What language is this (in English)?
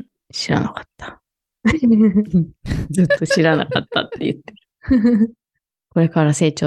Japanese